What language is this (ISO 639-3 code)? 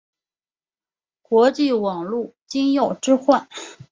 zho